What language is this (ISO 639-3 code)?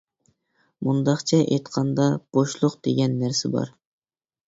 uig